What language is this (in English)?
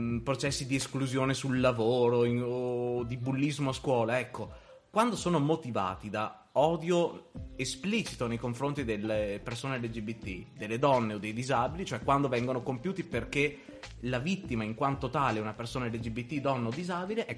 Italian